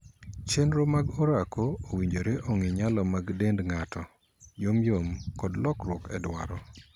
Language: Luo (Kenya and Tanzania)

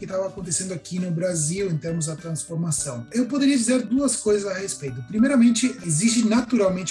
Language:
Portuguese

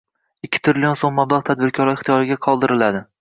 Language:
Uzbek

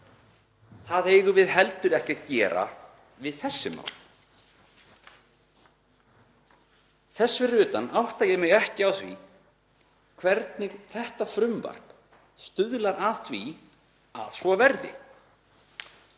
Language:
Icelandic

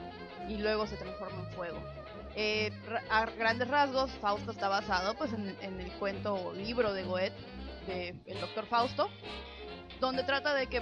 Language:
Spanish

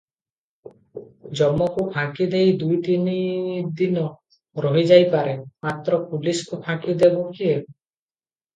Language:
Odia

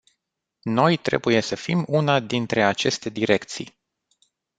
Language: Romanian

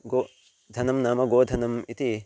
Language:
Sanskrit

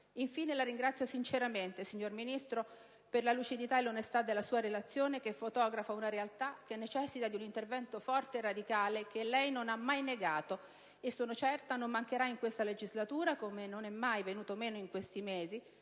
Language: Italian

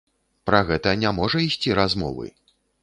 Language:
Belarusian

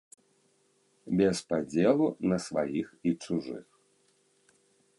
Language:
Belarusian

